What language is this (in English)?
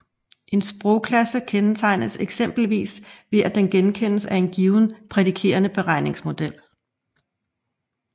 Danish